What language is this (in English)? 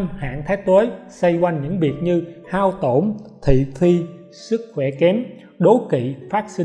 Vietnamese